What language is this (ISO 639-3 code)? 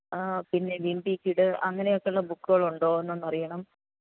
mal